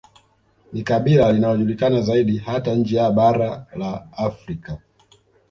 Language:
Swahili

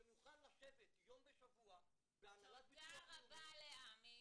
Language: Hebrew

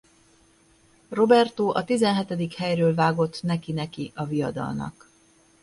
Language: Hungarian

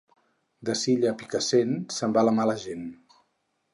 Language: Catalan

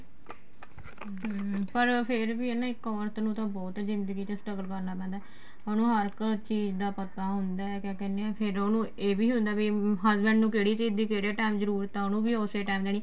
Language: Punjabi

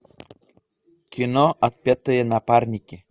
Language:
Russian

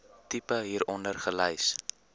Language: Afrikaans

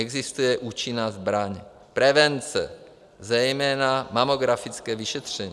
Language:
Czech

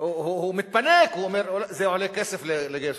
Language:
Hebrew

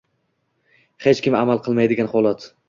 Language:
Uzbek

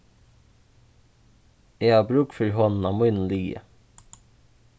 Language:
Faroese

